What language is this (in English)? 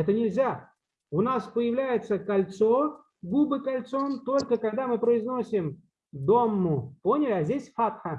Russian